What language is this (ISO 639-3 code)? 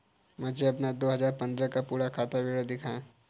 hin